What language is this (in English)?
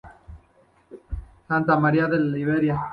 Spanish